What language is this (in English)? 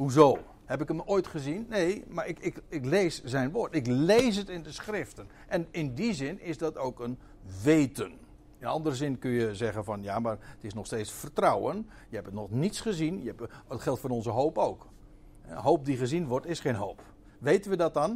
Dutch